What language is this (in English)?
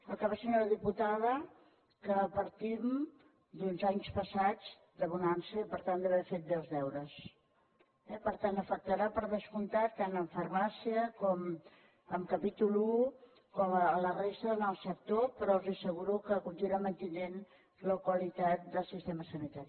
Catalan